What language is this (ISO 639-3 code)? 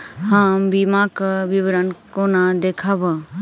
mai